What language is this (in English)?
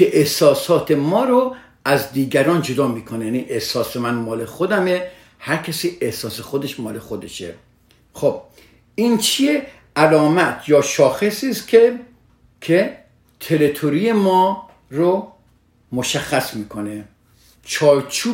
Persian